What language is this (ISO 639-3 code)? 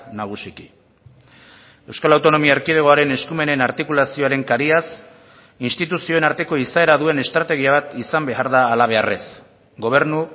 eus